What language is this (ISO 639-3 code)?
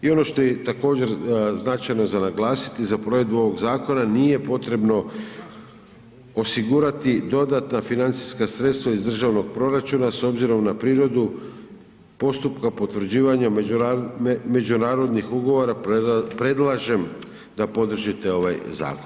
hrv